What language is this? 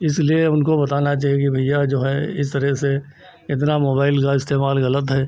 Hindi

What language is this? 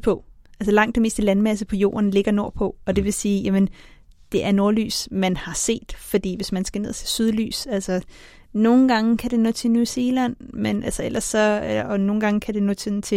Danish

